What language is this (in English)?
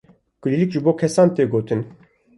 Kurdish